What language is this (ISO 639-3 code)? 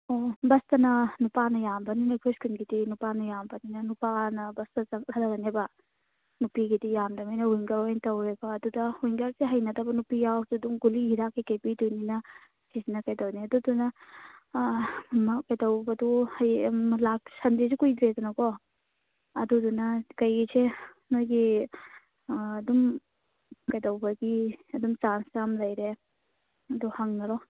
mni